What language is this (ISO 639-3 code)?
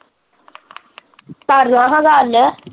pan